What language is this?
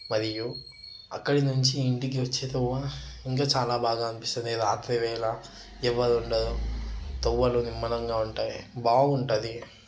Telugu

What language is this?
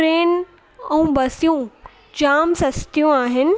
Sindhi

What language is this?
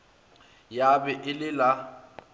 Northern Sotho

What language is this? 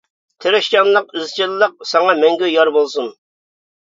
Uyghur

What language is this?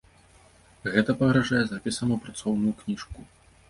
Belarusian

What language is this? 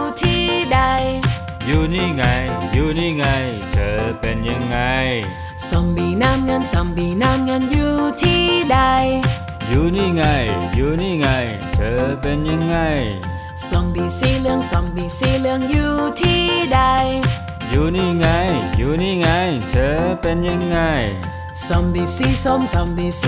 Thai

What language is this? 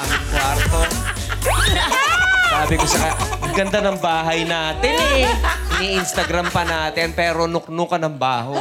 Filipino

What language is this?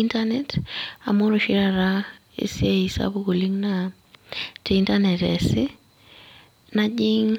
Masai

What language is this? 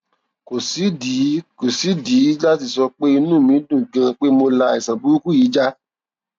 Yoruba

